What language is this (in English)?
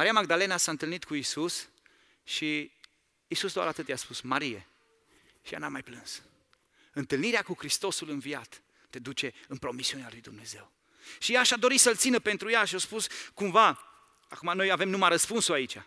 Romanian